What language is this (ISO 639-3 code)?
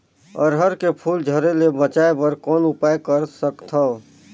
hne